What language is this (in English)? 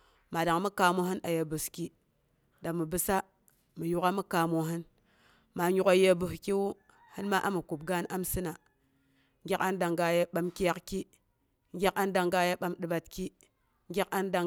Boghom